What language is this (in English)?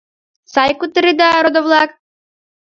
Mari